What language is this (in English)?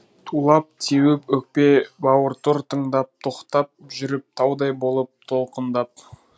Kazakh